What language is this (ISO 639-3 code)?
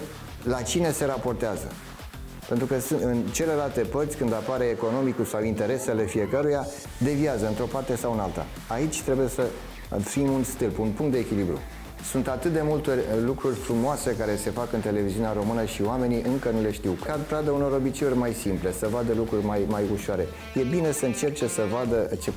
ron